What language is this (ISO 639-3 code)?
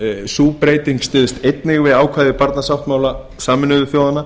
isl